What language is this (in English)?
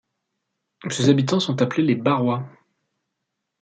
French